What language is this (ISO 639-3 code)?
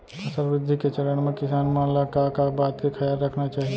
hne